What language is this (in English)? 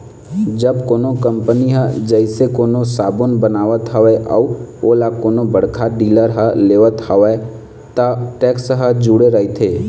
Chhattisgarhi